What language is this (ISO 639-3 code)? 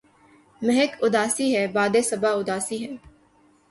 urd